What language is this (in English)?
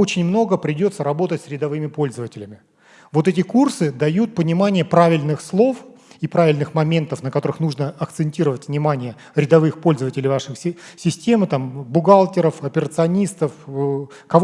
Russian